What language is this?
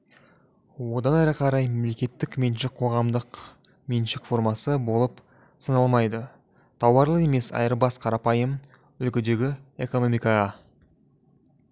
Kazakh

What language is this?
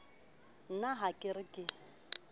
Southern Sotho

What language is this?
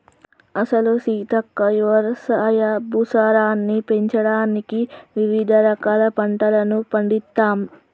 Telugu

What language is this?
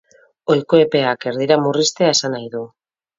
Basque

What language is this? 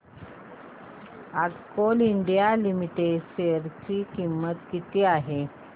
Marathi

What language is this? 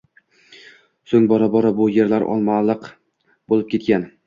Uzbek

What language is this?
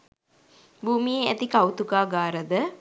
Sinhala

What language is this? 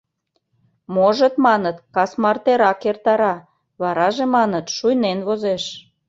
Mari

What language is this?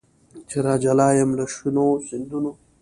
Pashto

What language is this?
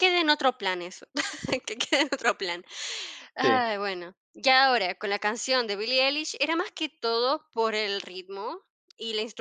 Spanish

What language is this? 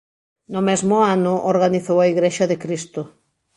Galician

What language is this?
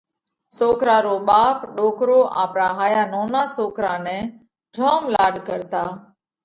Parkari Koli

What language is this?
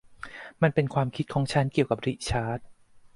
Thai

